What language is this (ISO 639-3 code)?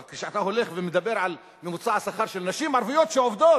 heb